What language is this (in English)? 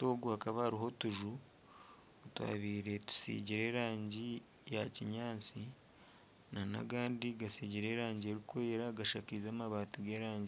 Nyankole